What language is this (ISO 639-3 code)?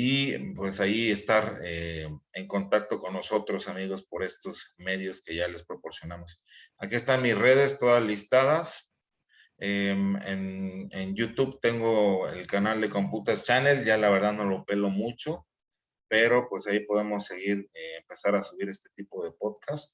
spa